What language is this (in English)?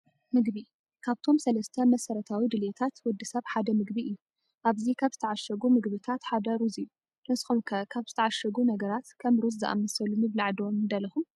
Tigrinya